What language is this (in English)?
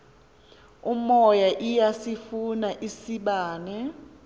Xhosa